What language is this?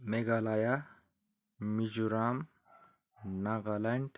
Nepali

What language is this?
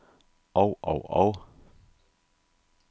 Danish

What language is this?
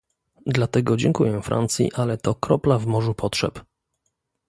Polish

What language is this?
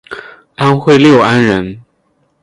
Chinese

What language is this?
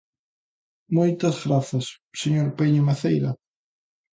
Galician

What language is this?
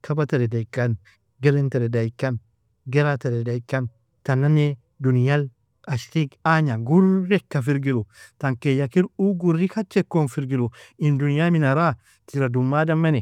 Nobiin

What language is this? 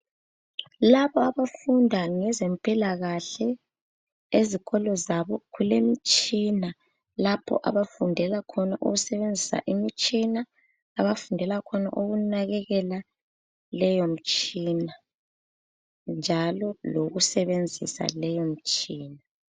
North Ndebele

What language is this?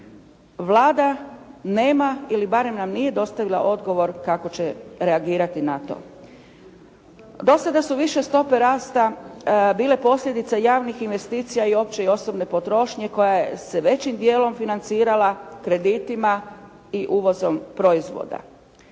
Croatian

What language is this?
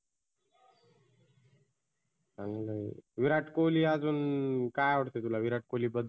Marathi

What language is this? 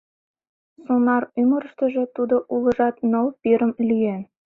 Mari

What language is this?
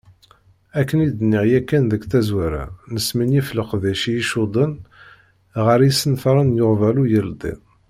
Kabyle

